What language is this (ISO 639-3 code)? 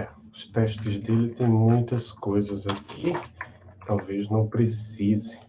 por